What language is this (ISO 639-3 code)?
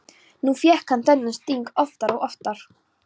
isl